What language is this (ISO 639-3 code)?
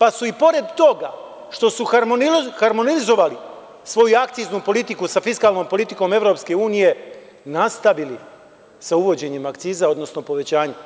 srp